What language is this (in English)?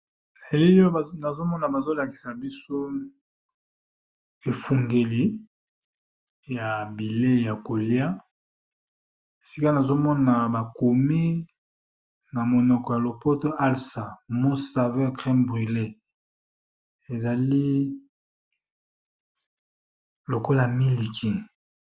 Lingala